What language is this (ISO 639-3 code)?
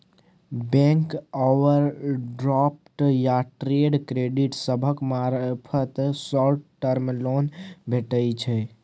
mai